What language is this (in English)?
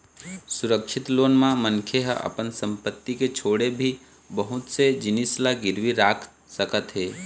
Chhattisgarhi